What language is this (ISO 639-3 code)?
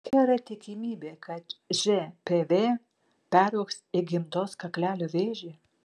lit